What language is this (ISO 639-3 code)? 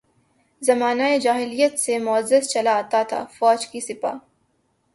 urd